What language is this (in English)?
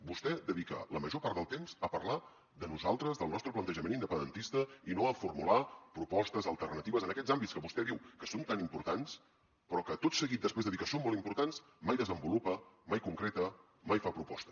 Catalan